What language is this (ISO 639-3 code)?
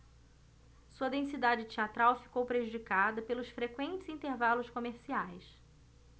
por